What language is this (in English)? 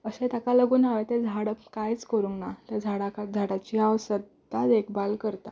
Konkani